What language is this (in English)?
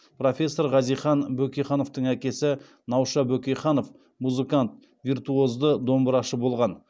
Kazakh